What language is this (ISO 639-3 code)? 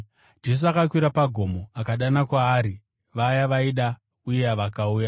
sna